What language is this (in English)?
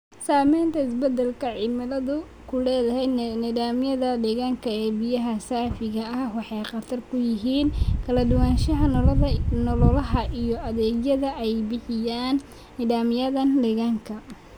Somali